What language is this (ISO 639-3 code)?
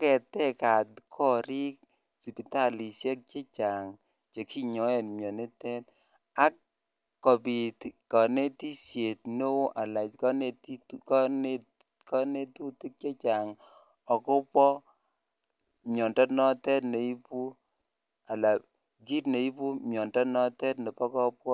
kln